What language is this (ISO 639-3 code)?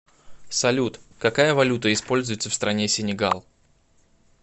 rus